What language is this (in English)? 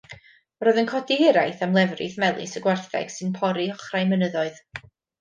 Welsh